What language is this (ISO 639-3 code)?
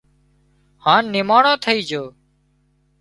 kxp